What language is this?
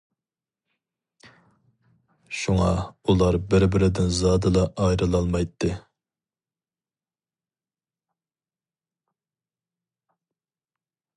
Uyghur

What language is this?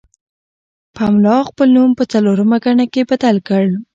Pashto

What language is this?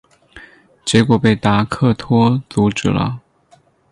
Chinese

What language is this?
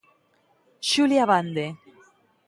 Galician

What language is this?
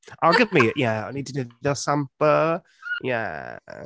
Welsh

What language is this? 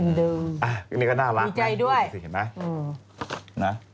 Thai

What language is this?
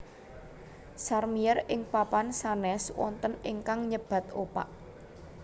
Javanese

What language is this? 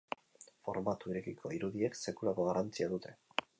Basque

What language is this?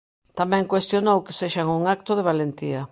Galician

